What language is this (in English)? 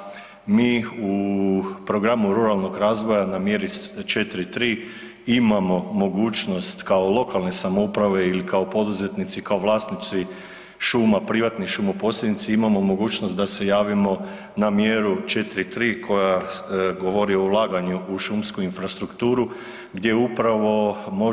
Croatian